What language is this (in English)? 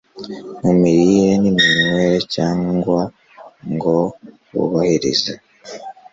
Kinyarwanda